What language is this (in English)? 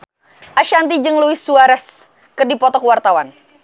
Sundanese